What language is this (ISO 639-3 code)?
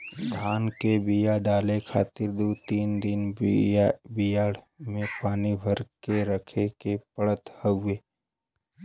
bho